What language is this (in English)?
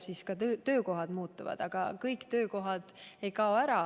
Estonian